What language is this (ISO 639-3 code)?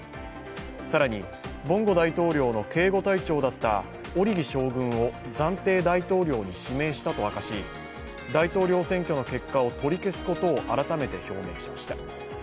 jpn